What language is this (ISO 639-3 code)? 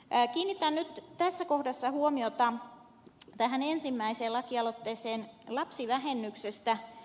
fin